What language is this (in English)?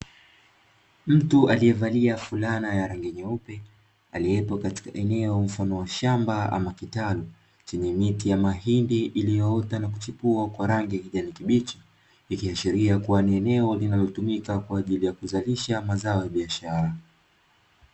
Swahili